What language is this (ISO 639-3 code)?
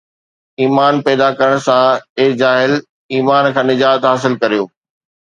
snd